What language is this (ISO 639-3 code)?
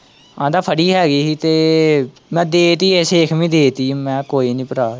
pan